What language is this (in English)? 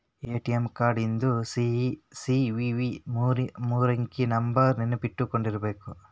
Kannada